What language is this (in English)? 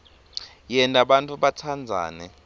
Swati